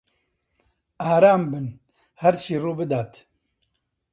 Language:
Central Kurdish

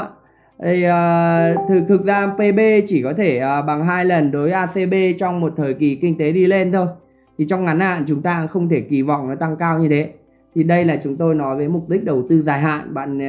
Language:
Vietnamese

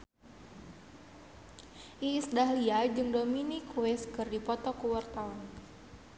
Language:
Sundanese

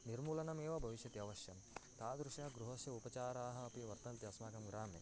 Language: Sanskrit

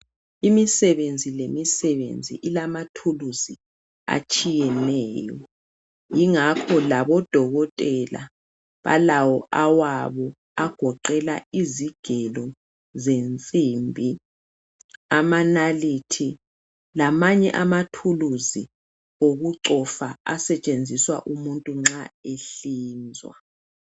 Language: North Ndebele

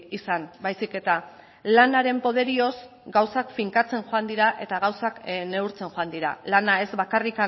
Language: Basque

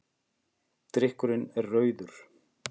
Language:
Icelandic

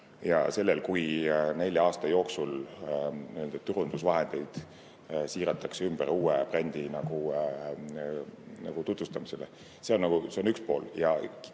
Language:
Estonian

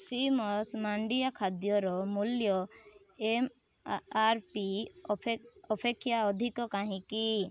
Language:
Odia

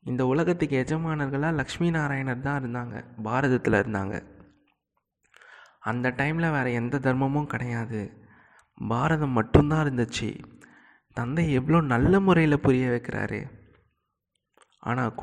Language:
Tamil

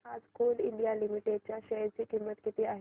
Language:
Marathi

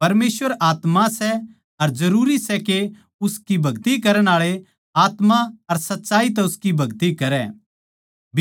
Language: Haryanvi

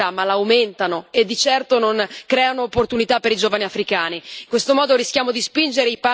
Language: Italian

